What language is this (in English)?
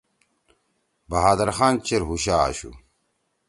Torwali